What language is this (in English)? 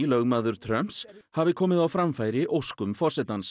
Icelandic